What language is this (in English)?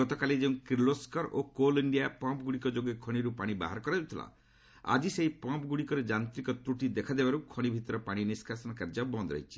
Odia